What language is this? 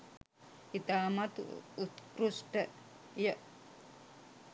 Sinhala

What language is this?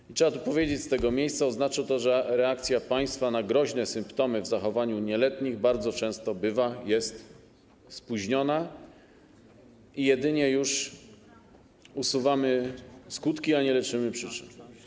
Polish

